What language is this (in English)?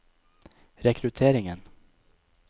Norwegian